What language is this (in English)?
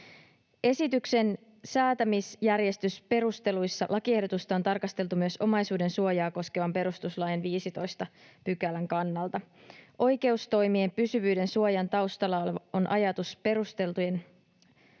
Finnish